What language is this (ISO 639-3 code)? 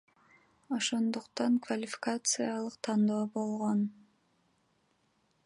kir